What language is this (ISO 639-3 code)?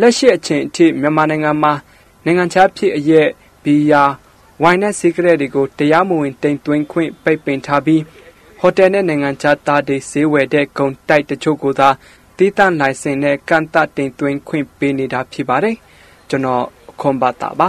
tha